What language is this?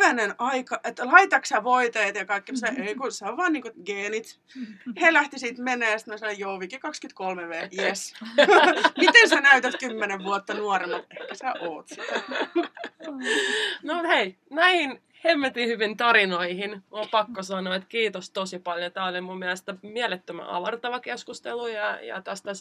Finnish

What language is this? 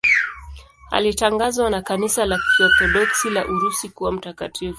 Swahili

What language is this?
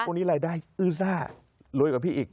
Thai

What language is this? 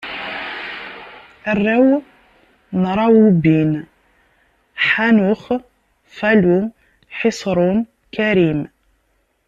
Kabyle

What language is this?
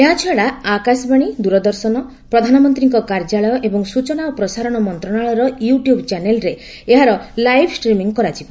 Odia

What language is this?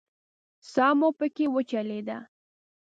Pashto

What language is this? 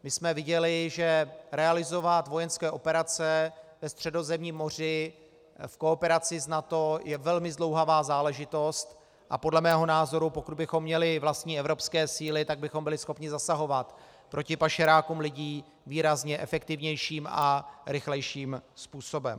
Czech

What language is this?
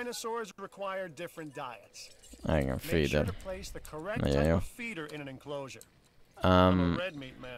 Hungarian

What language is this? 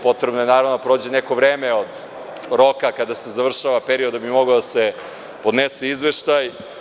Serbian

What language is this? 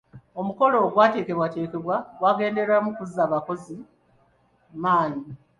Ganda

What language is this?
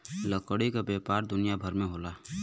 Bhojpuri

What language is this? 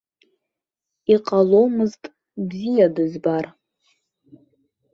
Abkhazian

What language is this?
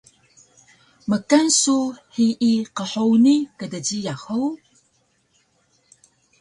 Taroko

